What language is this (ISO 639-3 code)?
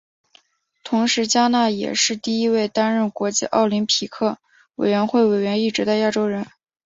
zho